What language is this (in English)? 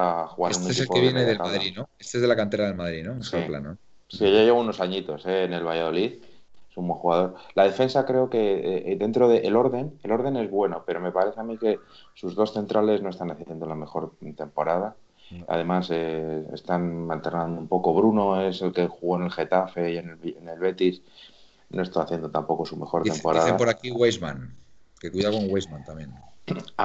Spanish